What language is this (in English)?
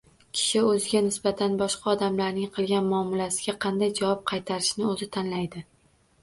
Uzbek